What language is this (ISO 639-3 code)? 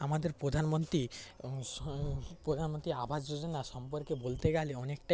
ben